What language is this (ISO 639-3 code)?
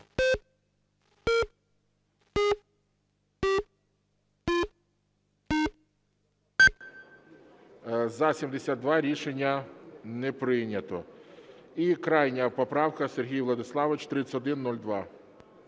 ukr